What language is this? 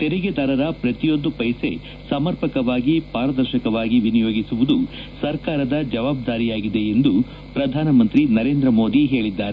Kannada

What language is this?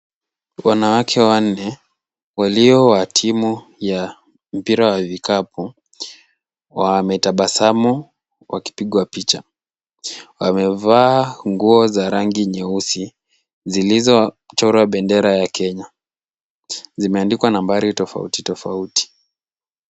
Swahili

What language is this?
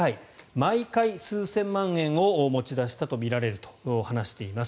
Japanese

